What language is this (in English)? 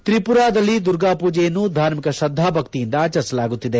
Kannada